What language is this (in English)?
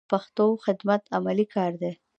Pashto